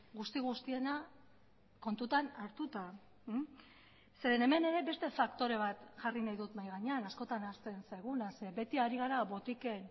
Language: Basque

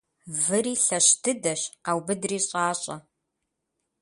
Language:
Kabardian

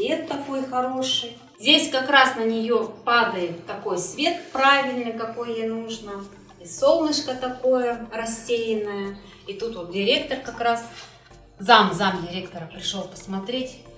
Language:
Russian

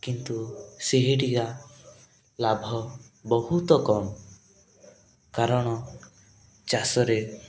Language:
Odia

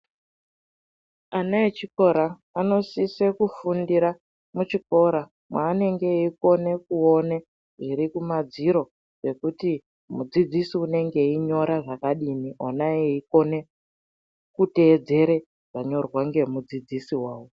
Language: Ndau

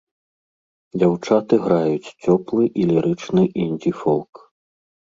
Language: Belarusian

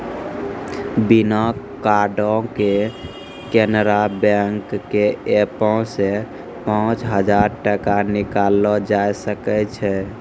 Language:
Maithili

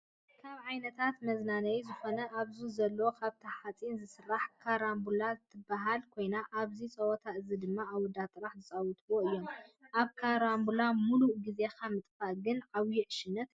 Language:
Tigrinya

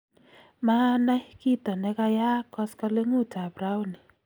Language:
Kalenjin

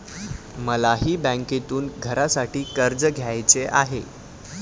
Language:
Marathi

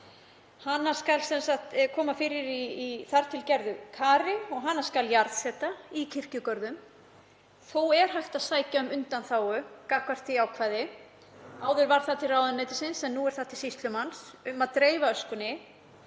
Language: Icelandic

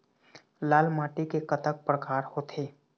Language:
Chhattisgarhi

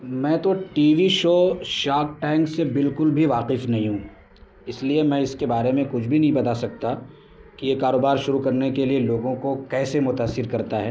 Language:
Urdu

